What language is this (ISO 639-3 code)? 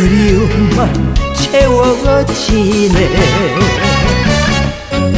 kor